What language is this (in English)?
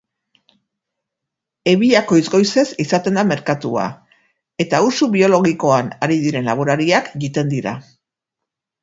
Basque